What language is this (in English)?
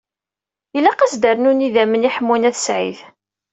Kabyle